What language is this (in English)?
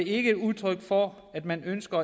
Danish